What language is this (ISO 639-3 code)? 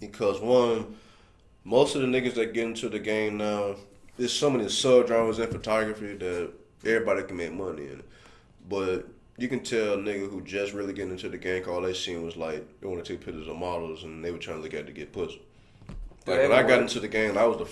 eng